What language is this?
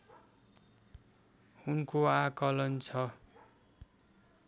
Nepali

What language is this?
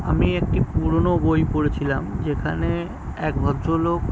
Bangla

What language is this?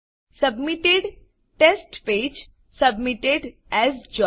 Gujarati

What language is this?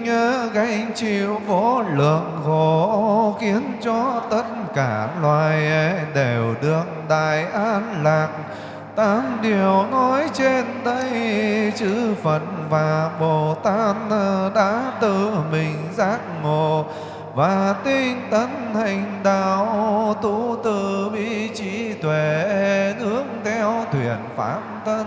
Vietnamese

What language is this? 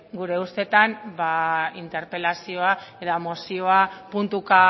Basque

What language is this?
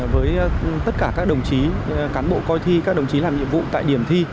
Vietnamese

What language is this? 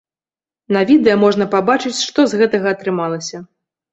Belarusian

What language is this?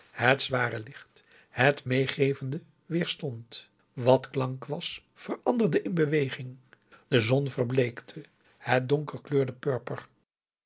Dutch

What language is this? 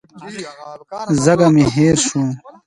Pashto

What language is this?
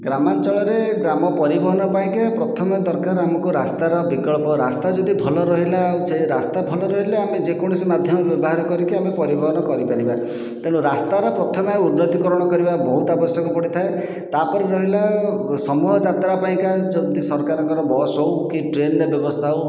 Odia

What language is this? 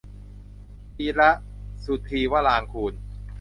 Thai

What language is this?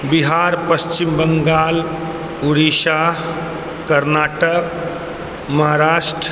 Maithili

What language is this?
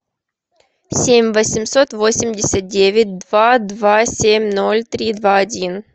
Russian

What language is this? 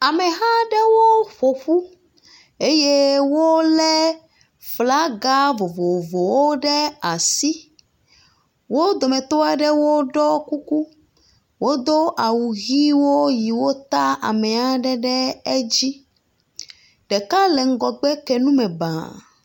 Ewe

